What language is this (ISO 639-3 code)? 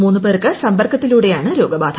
mal